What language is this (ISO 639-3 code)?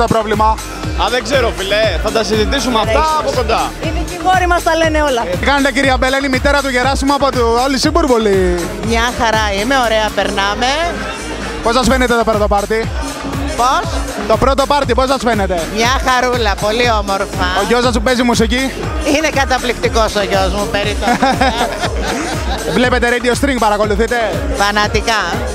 ell